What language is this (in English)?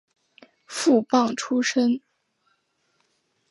Chinese